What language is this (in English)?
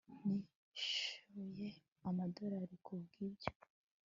Kinyarwanda